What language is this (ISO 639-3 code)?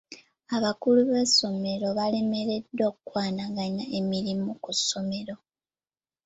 lug